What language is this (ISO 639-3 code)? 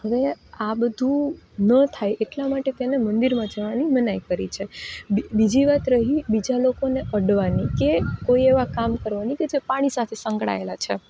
guj